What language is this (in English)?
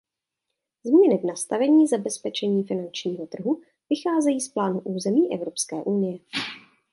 Czech